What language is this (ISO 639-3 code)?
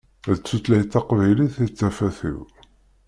kab